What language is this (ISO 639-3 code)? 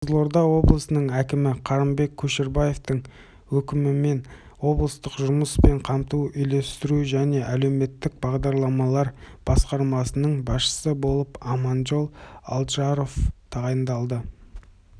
kaz